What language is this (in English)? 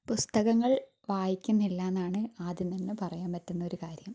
Malayalam